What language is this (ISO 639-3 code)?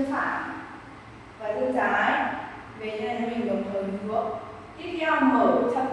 vie